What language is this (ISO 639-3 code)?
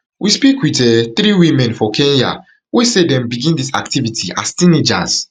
pcm